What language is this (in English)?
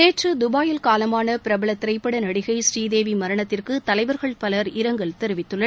Tamil